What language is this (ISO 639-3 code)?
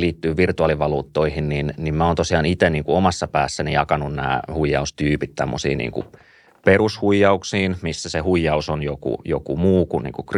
fin